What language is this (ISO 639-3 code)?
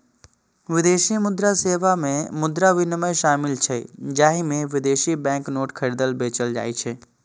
mai